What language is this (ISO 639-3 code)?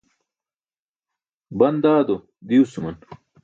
bsk